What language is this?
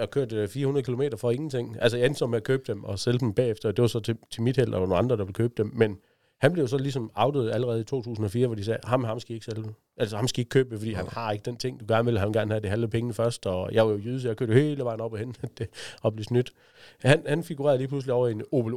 Danish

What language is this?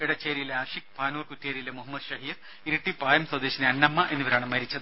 Malayalam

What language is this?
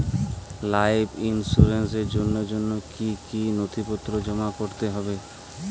Bangla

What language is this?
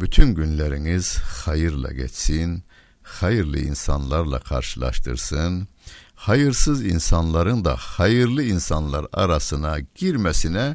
Turkish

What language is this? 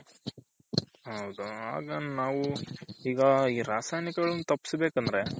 Kannada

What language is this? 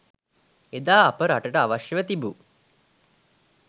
Sinhala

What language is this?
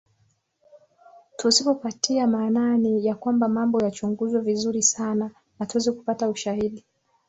Swahili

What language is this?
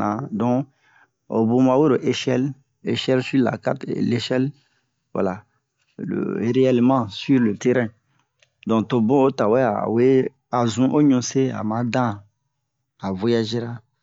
Bomu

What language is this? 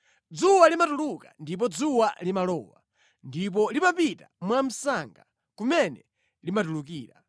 Nyanja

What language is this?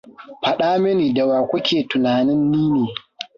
Hausa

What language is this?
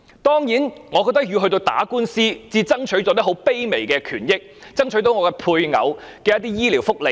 Cantonese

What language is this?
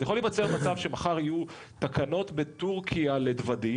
Hebrew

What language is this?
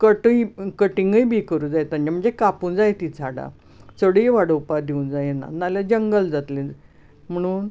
Konkani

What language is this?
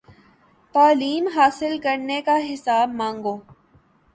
Urdu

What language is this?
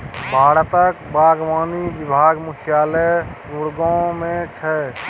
Maithili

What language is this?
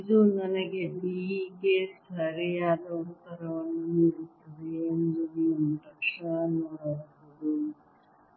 Kannada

